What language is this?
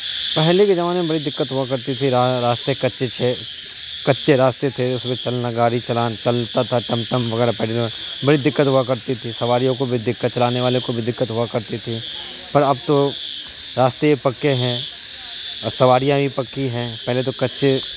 Urdu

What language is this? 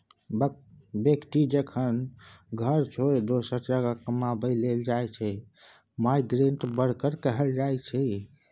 Maithili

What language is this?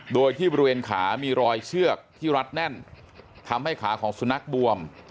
Thai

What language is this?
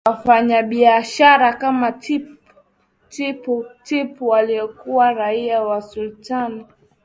Swahili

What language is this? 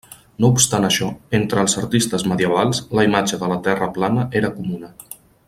Catalan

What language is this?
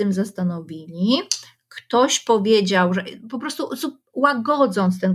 Polish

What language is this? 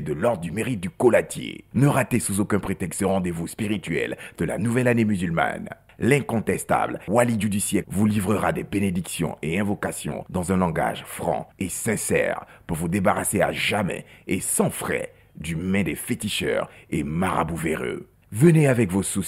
French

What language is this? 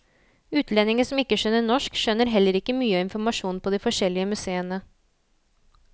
Norwegian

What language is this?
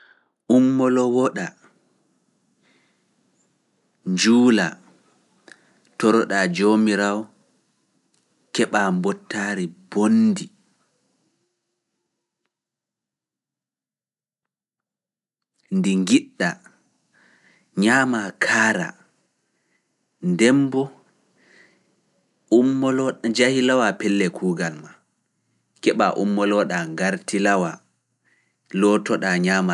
Fula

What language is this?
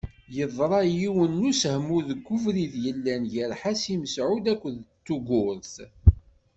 Kabyle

